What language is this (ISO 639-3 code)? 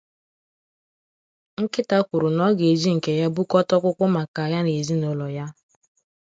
ibo